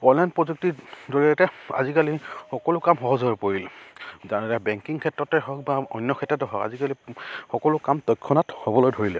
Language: Assamese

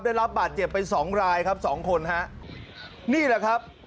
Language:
Thai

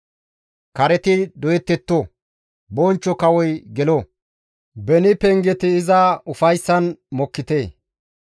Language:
Gamo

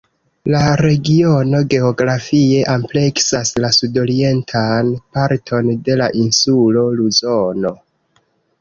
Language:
Esperanto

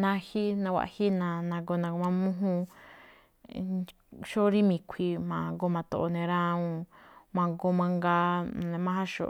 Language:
Malinaltepec Me'phaa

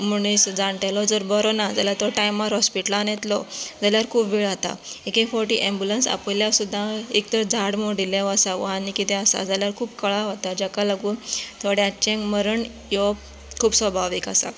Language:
Konkani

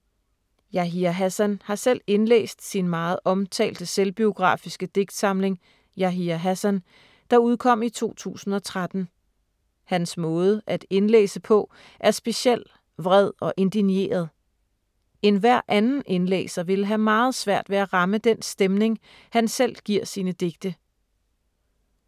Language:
Danish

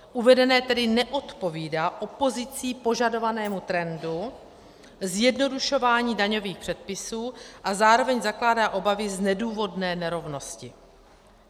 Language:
Czech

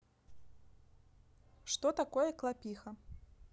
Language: Russian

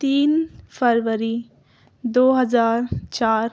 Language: Urdu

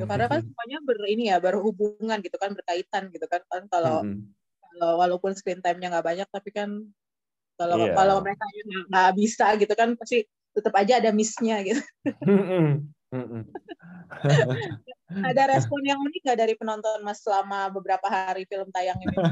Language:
Indonesian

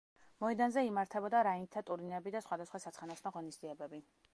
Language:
Georgian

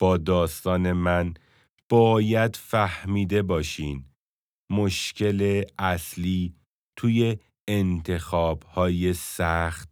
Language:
Persian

